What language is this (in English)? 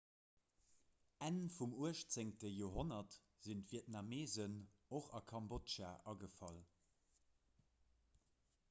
Luxembourgish